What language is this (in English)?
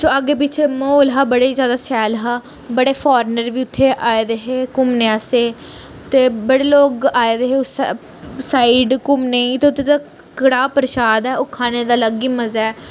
Dogri